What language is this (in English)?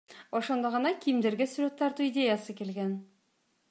Kyrgyz